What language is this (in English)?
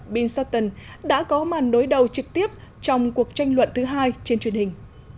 Vietnamese